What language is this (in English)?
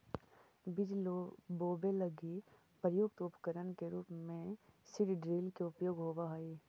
Magahi